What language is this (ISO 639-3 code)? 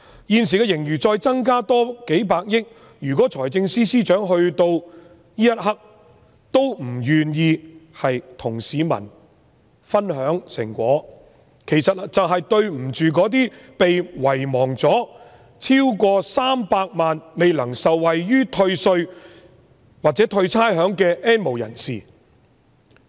yue